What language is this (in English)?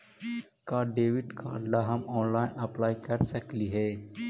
Magahi